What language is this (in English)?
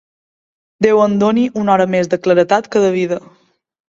Catalan